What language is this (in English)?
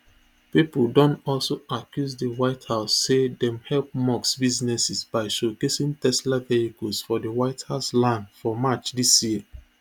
Nigerian Pidgin